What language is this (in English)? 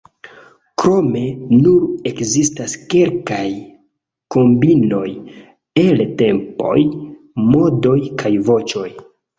Esperanto